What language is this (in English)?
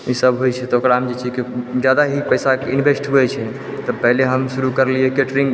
Maithili